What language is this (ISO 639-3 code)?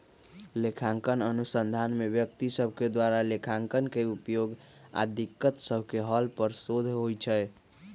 mag